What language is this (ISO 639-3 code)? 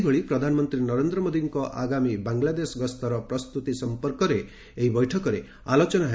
ori